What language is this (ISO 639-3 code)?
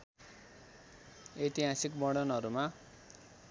nep